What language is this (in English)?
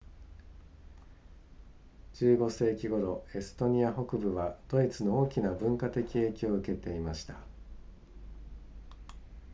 Japanese